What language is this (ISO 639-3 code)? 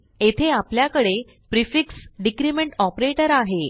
mar